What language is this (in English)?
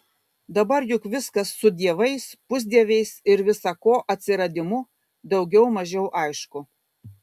Lithuanian